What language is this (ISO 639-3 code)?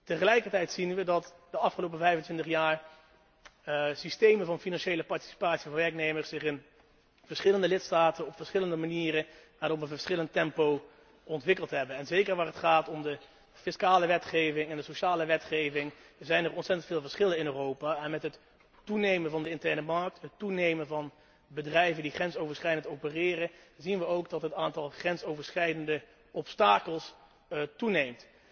nld